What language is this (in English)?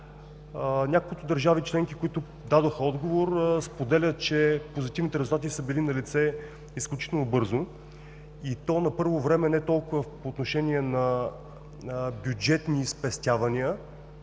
Bulgarian